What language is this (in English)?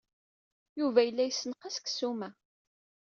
Kabyle